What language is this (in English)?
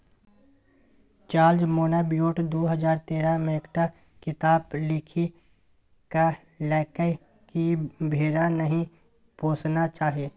Maithili